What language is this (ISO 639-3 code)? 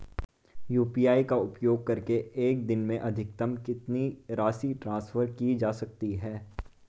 hin